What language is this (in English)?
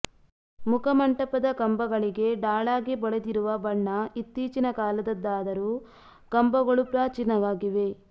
Kannada